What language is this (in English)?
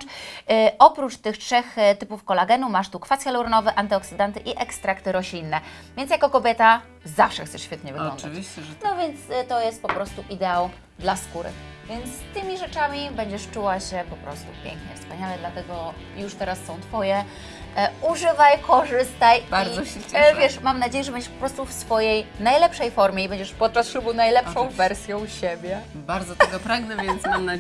Polish